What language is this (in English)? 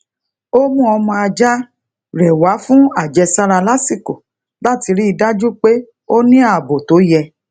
Yoruba